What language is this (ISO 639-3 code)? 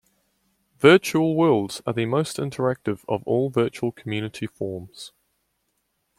eng